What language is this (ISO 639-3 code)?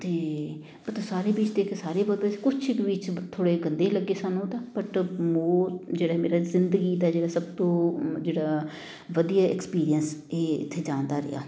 pan